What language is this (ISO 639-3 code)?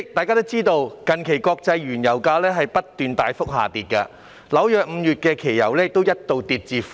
yue